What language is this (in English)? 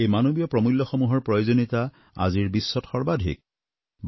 Assamese